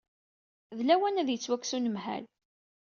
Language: Kabyle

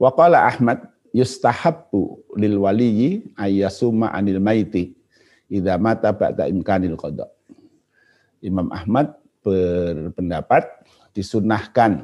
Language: Indonesian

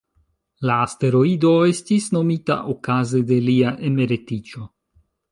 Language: Esperanto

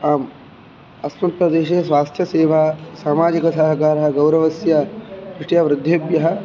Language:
Sanskrit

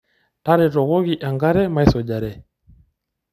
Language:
Masai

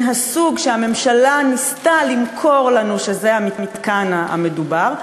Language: Hebrew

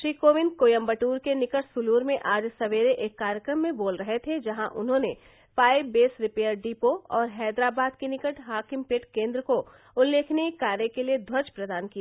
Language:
Hindi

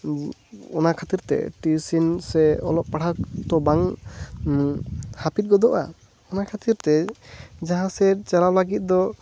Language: Santali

